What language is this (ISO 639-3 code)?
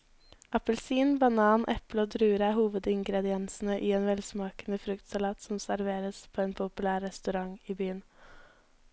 nor